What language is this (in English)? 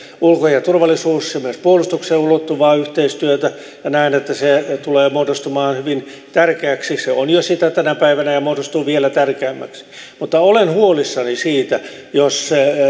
Finnish